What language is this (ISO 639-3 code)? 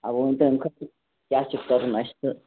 kas